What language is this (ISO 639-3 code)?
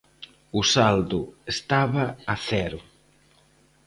glg